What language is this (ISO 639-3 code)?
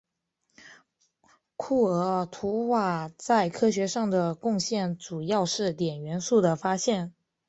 zho